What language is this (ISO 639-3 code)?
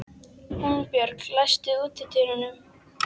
isl